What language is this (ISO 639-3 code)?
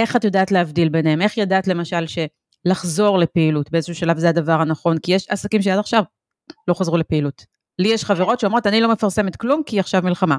heb